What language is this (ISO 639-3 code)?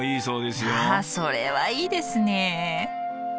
jpn